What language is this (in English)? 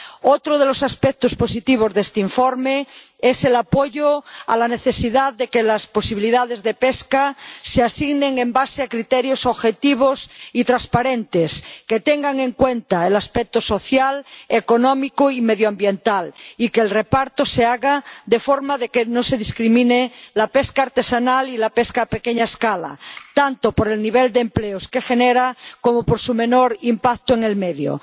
Spanish